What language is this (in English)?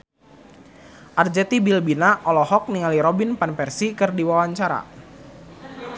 Sundanese